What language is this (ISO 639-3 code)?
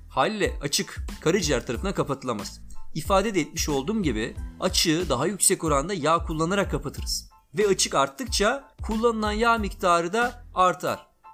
tur